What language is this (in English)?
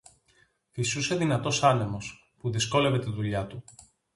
Greek